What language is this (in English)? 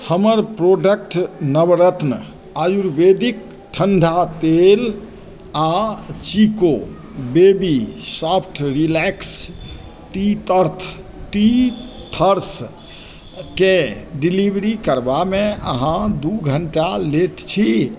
Maithili